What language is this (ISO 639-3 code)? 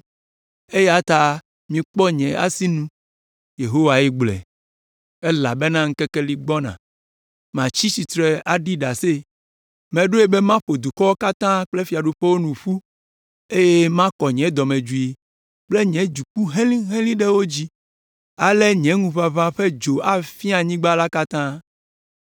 ewe